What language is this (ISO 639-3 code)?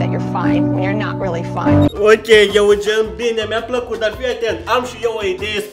ron